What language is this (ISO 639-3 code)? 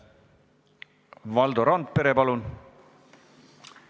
est